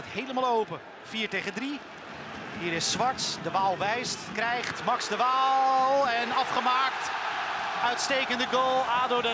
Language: Dutch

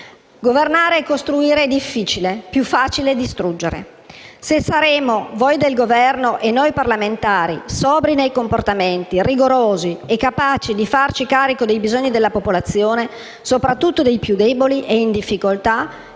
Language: Italian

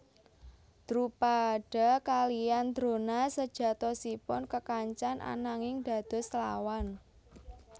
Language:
Javanese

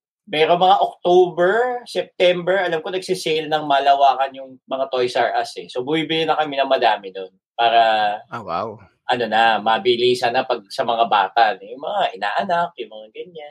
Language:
Filipino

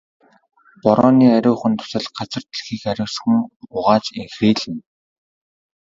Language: Mongolian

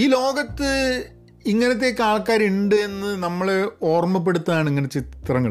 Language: Malayalam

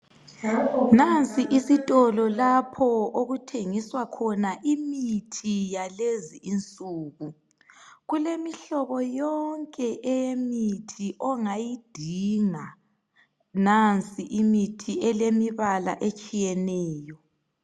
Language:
North Ndebele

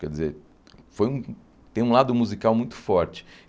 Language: Portuguese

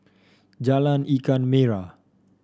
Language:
English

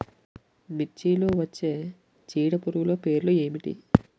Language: Telugu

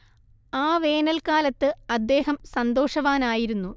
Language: Malayalam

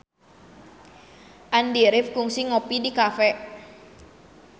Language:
Sundanese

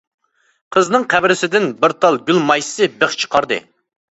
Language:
Uyghur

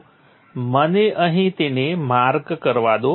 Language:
Gujarati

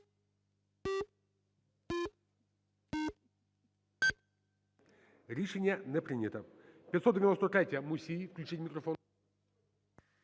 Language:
Ukrainian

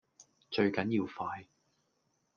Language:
Cantonese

